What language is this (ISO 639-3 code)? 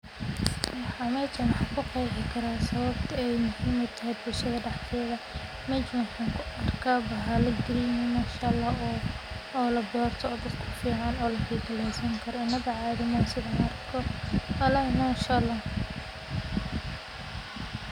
som